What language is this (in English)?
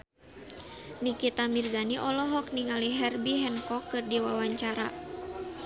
Sundanese